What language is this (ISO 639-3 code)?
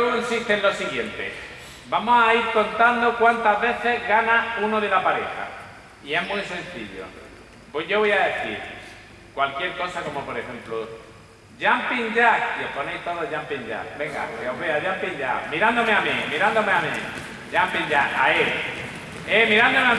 spa